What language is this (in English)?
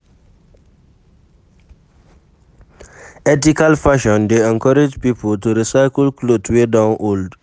Nigerian Pidgin